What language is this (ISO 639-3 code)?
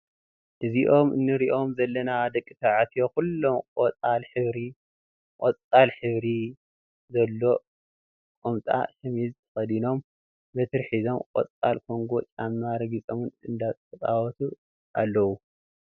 tir